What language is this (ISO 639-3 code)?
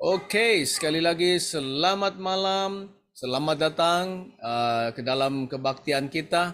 ind